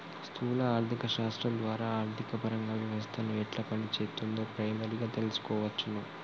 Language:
Telugu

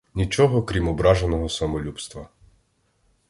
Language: Ukrainian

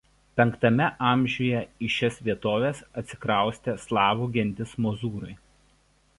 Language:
Lithuanian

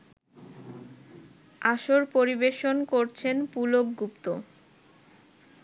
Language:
Bangla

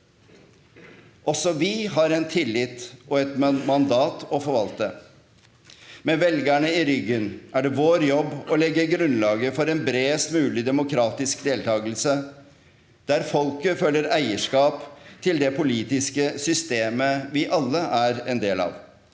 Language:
Norwegian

